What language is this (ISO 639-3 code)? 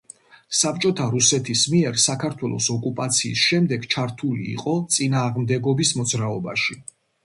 kat